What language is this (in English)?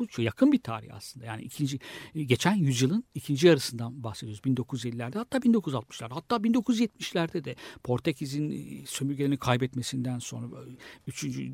Turkish